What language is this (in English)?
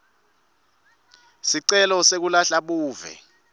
Swati